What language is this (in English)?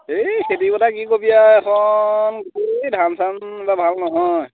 Assamese